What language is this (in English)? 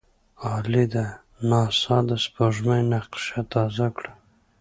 Pashto